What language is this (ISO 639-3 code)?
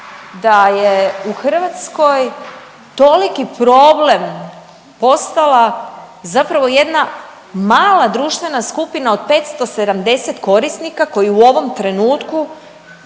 hrv